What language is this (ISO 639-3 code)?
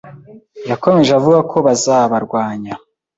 kin